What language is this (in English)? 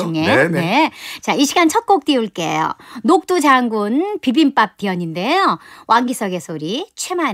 Korean